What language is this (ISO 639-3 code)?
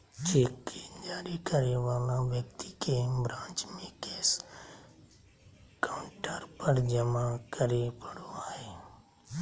mag